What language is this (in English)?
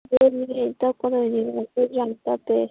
Manipuri